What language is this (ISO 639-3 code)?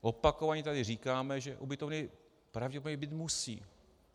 ces